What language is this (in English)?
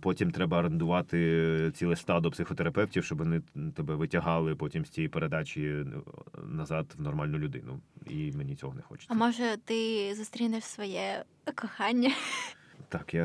Ukrainian